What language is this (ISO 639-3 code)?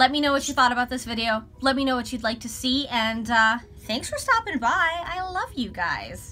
eng